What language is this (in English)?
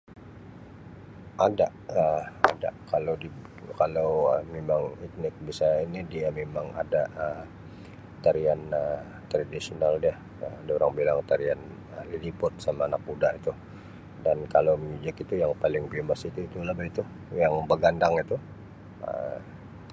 Sabah Malay